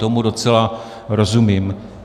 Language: Czech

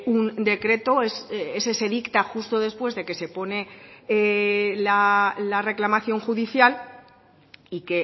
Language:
Spanish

